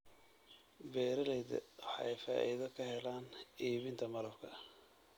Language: Somali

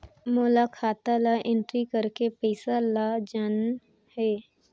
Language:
Chhattisgarhi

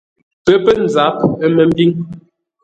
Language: Ngombale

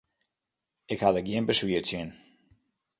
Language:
Western Frisian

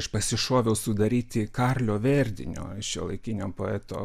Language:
Lithuanian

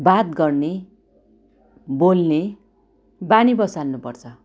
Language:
Nepali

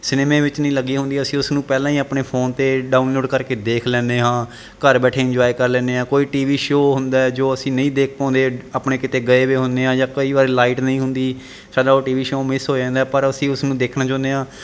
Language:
Punjabi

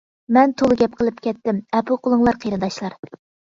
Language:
Uyghur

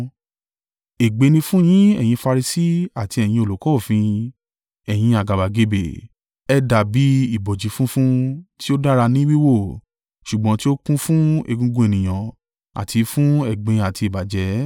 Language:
Yoruba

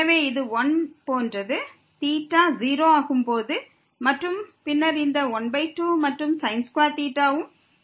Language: Tamil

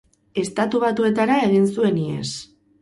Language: Basque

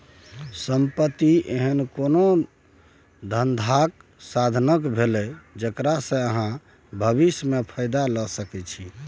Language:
Maithili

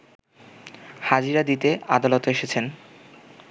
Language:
Bangla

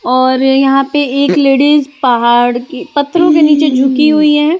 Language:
Hindi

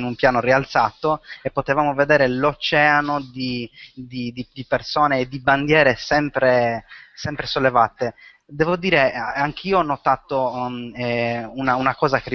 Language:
Italian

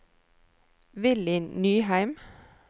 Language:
Norwegian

